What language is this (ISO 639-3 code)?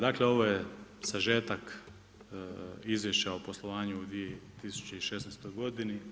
hrv